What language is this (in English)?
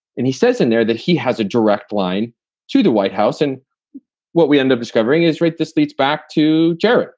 English